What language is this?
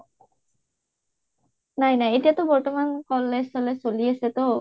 Assamese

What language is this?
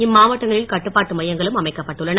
Tamil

